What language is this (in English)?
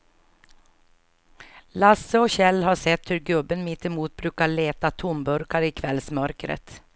Swedish